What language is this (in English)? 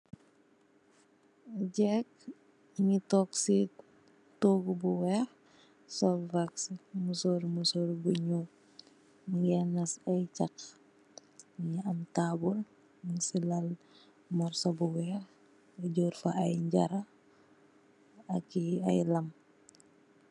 Wolof